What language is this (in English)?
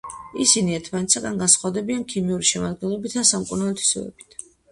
Georgian